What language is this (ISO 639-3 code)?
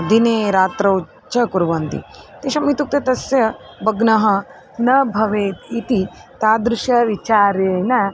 san